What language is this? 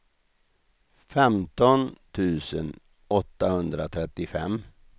Swedish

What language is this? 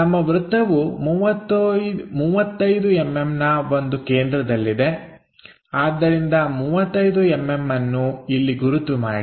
Kannada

